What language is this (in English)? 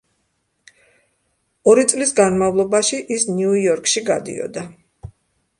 Georgian